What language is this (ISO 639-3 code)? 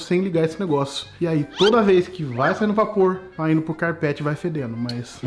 por